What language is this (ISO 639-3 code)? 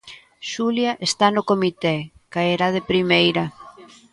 glg